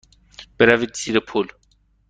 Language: Persian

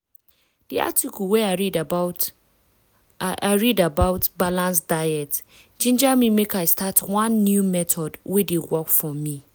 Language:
Nigerian Pidgin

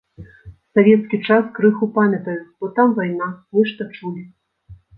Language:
Belarusian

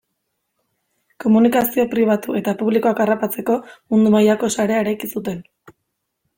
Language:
Basque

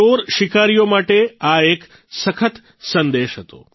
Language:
Gujarati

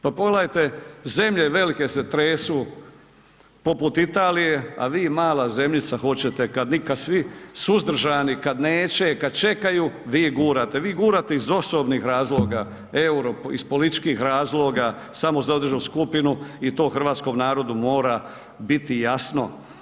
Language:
Croatian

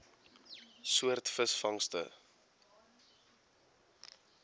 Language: Afrikaans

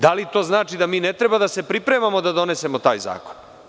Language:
Serbian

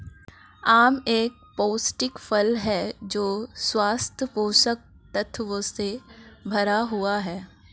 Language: Hindi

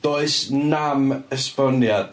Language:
Welsh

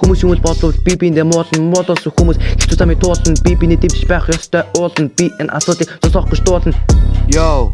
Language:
Mongolian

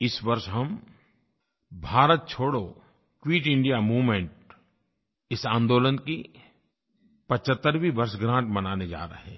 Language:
Hindi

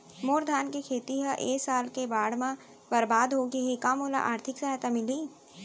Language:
Chhattisgarhi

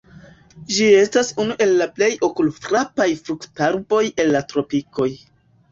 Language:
Esperanto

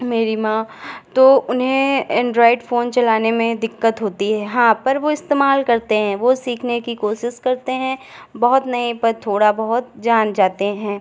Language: Hindi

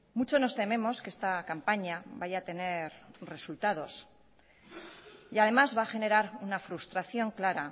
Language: Spanish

